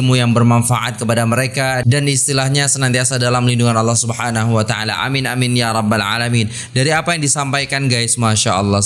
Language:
Indonesian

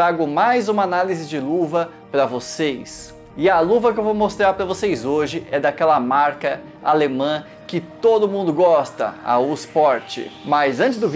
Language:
Portuguese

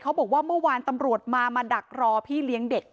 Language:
Thai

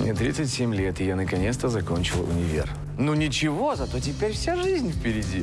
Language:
Russian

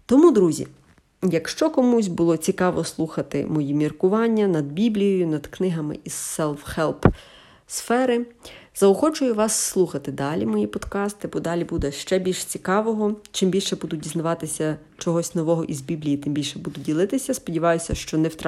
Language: Ukrainian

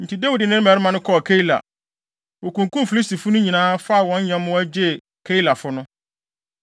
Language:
Akan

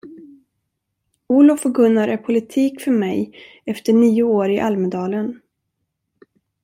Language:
Swedish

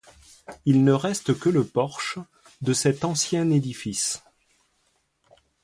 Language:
French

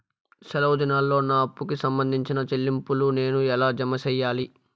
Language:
Telugu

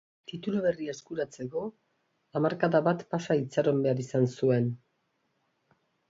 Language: Basque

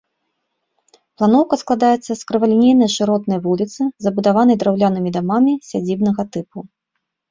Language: Belarusian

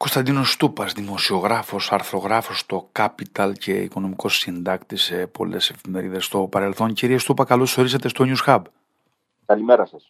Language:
Greek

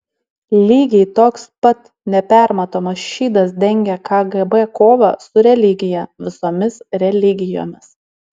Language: Lithuanian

